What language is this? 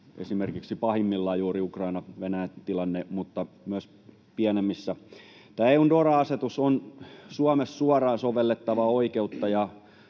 Finnish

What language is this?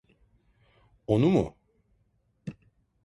Turkish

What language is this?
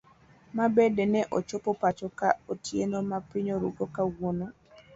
Luo (Kenya and Tanzania)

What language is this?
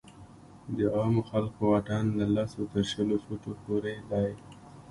Pashto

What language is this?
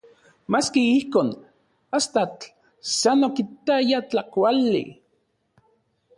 Central Puebla Nahuatl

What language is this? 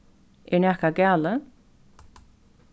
Faroese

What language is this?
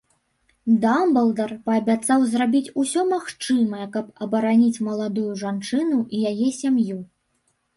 Belarusian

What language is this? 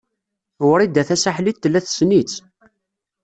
Kabyle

